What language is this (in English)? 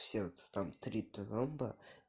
Russian